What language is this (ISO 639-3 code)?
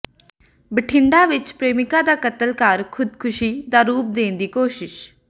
pan